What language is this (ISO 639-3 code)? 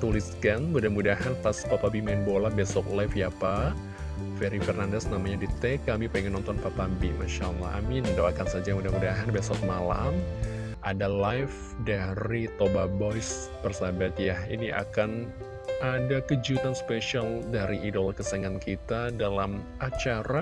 ind